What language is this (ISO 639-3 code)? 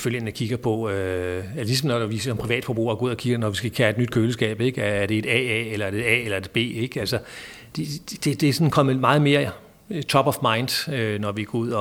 dan